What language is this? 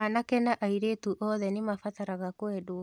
Kikuyu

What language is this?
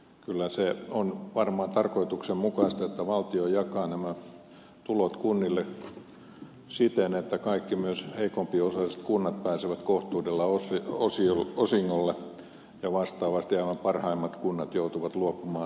Finnish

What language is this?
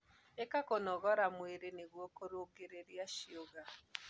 Kikuyu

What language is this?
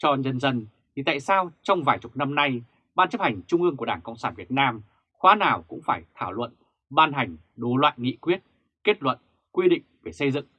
Vietnamese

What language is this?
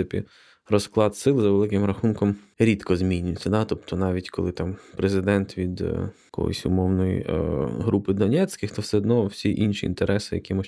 Ukrainian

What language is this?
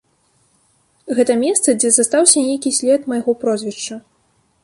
Belarusian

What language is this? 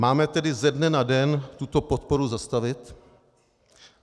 Czech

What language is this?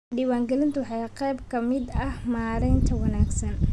Somali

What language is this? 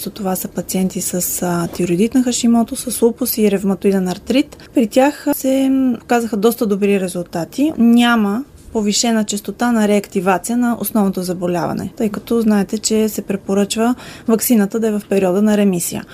Bulgarian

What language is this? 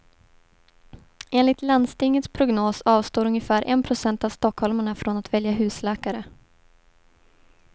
Swedish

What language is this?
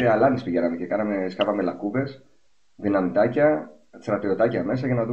Greek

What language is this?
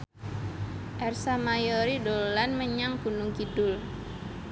Javanese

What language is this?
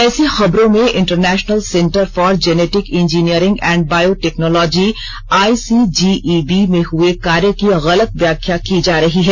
Hindi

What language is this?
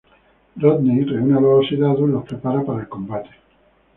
Spanish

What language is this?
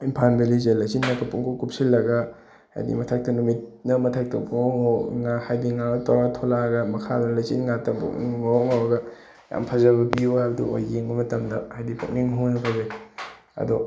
Manipuri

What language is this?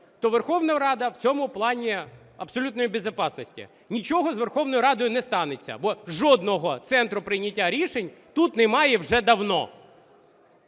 Ukrainian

